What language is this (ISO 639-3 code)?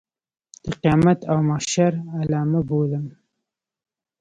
pus